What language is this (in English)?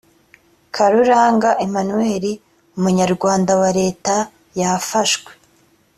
Kinyarwanda